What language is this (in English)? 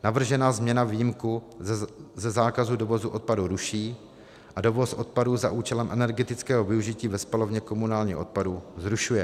Czech